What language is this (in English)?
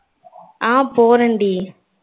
Tamil